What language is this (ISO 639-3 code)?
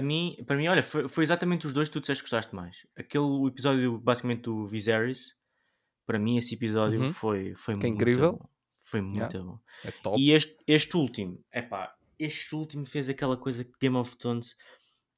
por